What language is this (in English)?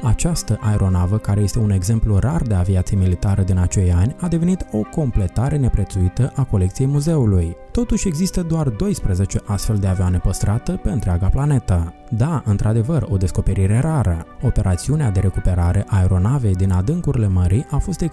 Romanian